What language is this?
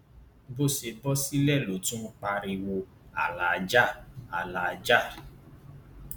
Yoruba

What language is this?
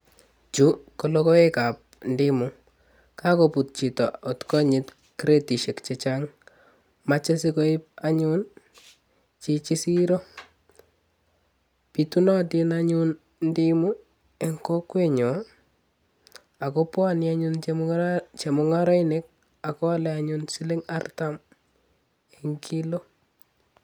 Kalenjin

